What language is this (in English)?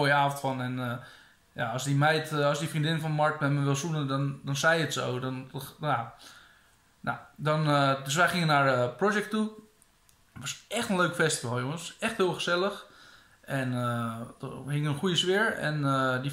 Dutch